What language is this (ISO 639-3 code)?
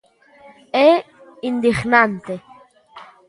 glg